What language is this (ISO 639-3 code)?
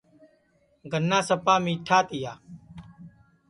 ssi